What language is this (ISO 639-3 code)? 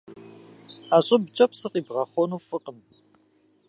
kbd